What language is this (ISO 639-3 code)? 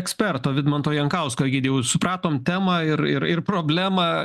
lit